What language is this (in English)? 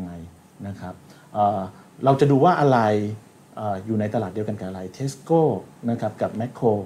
Thai